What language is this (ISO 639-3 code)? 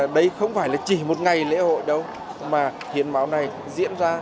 vie